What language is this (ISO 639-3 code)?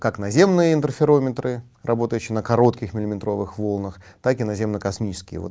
rus